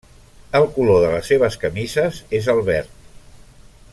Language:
Catalan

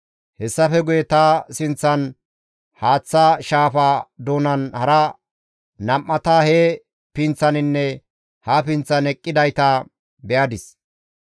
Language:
Gamo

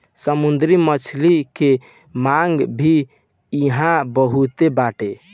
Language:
Bhojpuri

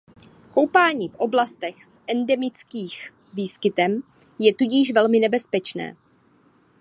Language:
Czech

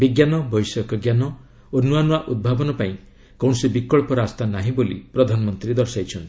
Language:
Odia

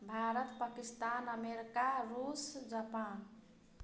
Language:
Maithili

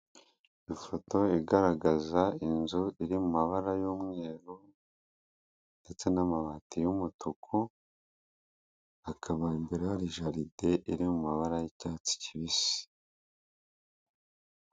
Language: Kinyarwanda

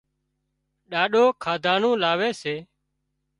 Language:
Wadiyara Koli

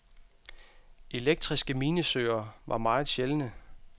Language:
Danish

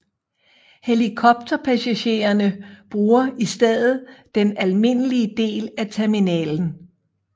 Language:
Danish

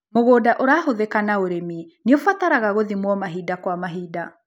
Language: Kikuyu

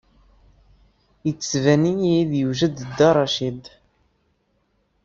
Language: Kabyle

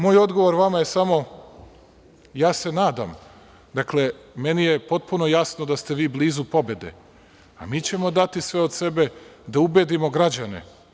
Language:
Serbian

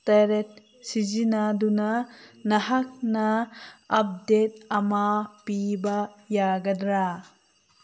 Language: Manipuri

